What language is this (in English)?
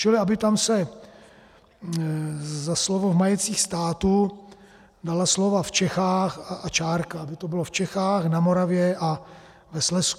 Czech